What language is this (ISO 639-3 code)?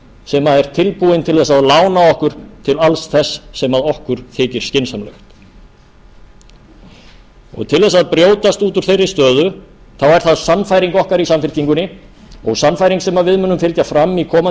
isl